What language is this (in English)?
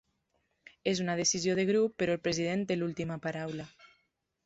Catalan